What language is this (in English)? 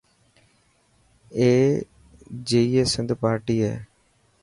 Dhatki